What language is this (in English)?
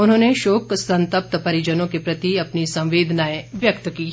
Hindi